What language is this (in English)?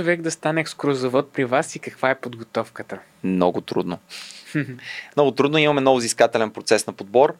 Bulgarian